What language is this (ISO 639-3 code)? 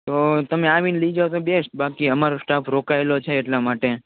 guj